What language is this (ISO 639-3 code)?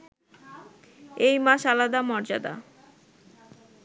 ben